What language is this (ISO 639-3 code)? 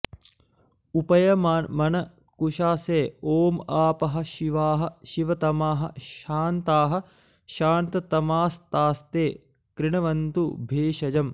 san